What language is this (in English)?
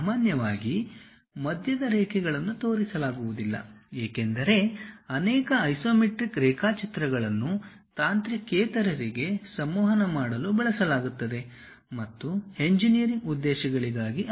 Kannada